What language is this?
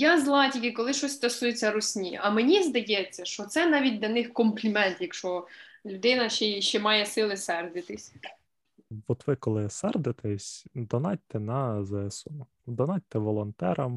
Ukrainian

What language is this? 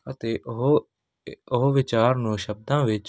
Punjabi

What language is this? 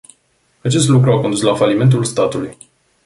Romanian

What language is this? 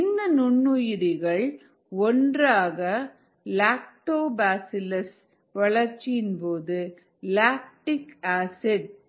Tamil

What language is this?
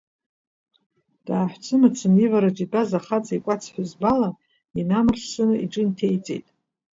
Abkhazian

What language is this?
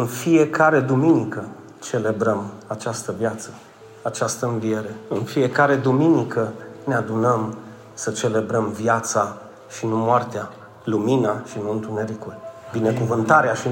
Romanian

